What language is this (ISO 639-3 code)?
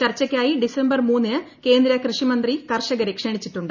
mal